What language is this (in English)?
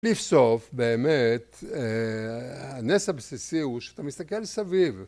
Hebrew